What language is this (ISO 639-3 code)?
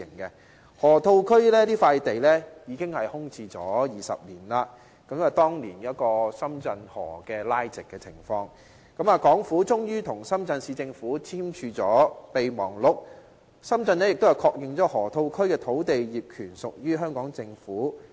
yue